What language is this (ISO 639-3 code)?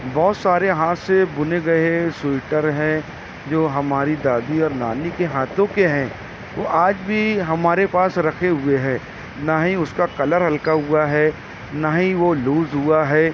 urd